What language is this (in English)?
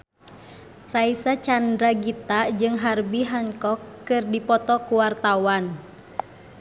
Sundanese